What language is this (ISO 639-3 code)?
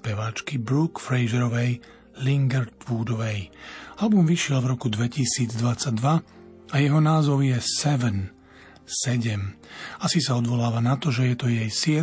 slk